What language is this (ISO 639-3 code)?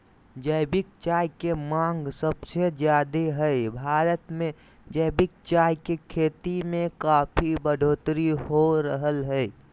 mag